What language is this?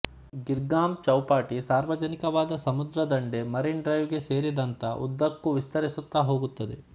Kannada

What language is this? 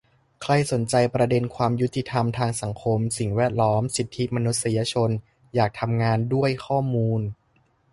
Thai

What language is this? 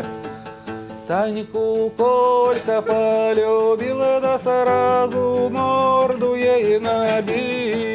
Russian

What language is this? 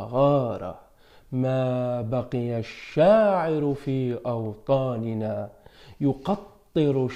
Arabic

